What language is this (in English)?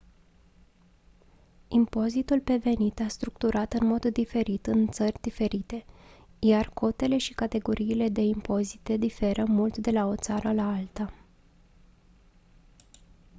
Romanian